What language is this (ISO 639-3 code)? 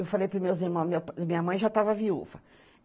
por